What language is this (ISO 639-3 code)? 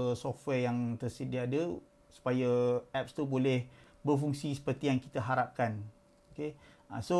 msa